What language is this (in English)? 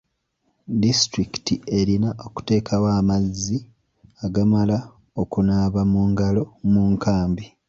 Ganda